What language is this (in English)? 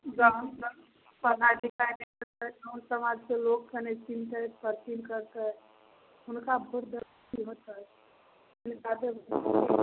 Maithili